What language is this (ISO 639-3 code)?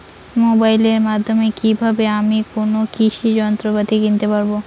ben